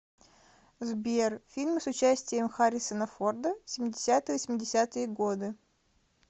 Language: Russian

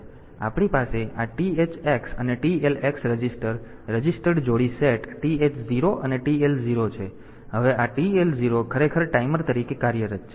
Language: Gujarati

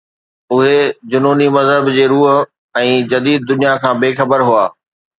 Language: Sindhi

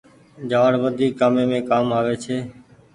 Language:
Goaria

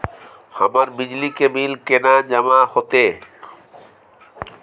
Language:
Maithili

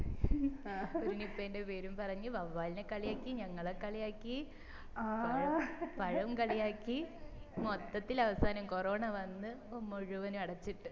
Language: Malayalam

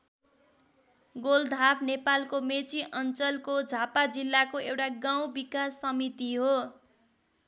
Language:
Nepali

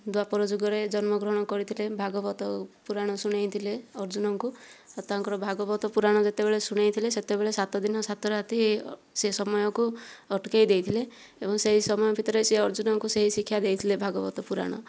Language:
Odia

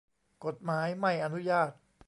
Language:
Thai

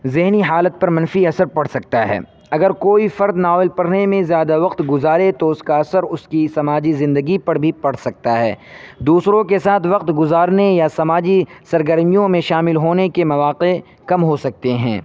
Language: Urdu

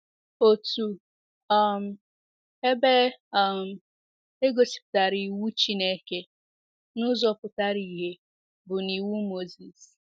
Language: Igbo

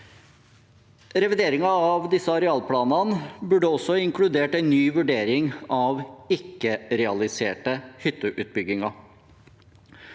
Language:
Norwegian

